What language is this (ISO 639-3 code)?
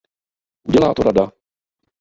ces